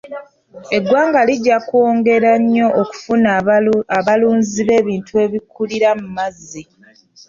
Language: Ganda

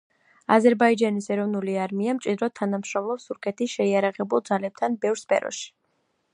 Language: Georgian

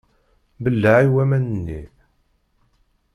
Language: Kabyle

